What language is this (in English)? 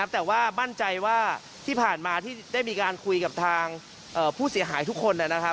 Thai